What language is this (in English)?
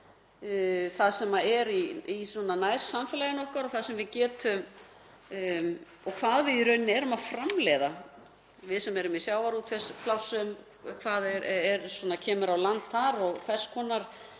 Icelandic